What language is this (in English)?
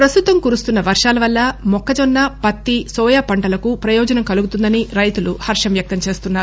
Telugu